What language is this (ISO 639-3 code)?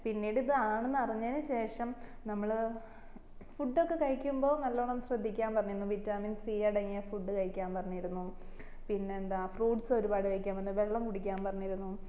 mal